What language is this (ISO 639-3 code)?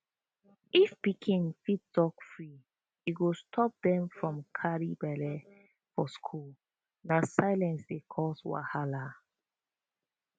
pcm